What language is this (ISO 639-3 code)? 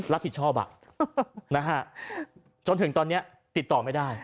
tha